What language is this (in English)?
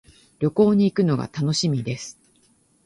Japanese